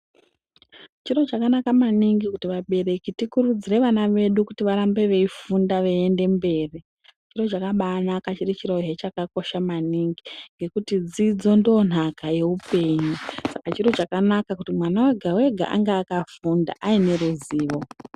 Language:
Ndau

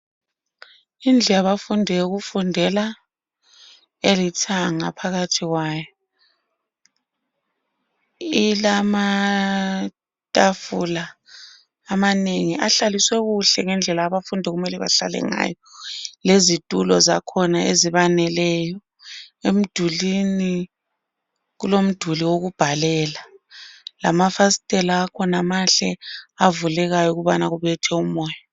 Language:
North Ndebele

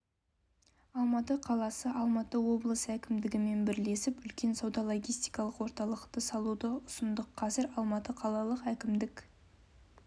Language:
Kazakh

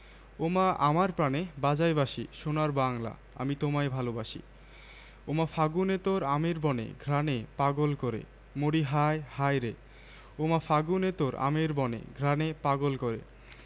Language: Bangla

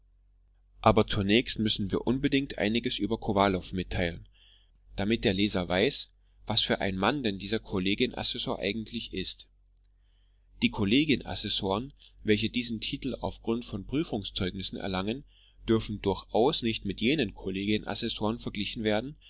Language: German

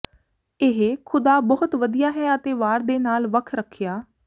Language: Punjabi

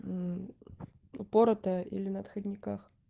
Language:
Russian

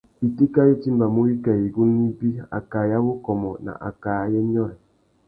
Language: Tuki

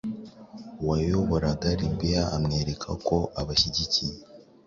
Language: Kinyarwanda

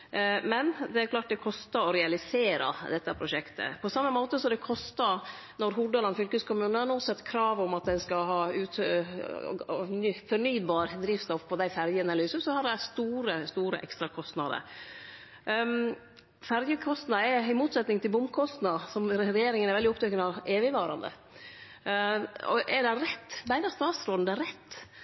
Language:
Norwegian Nynorsk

